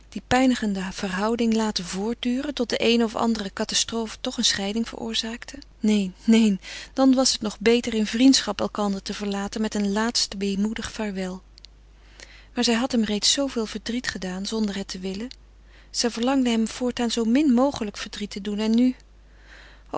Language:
Dutch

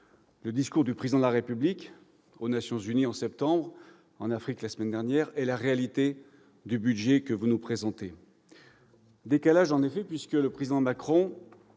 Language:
French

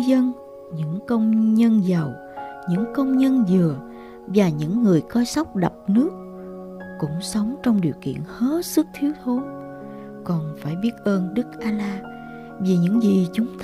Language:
Vietnamese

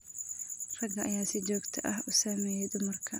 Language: Somali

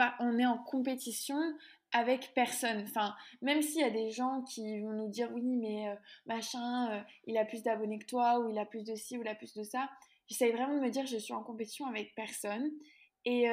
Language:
French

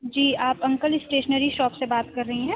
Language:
Urdu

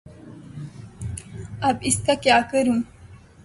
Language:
Urdu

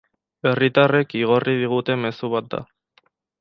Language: Basque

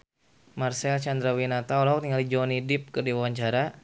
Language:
Sundanese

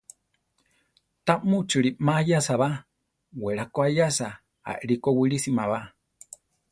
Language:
Central Tarahumara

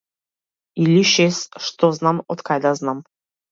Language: Macedonian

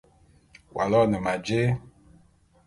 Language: Bulu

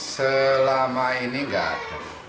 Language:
Indonesian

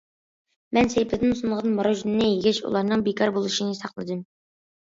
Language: Uyghur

